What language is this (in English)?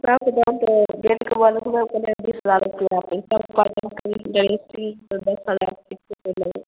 Maithili